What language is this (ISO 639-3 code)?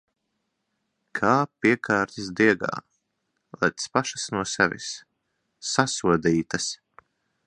lav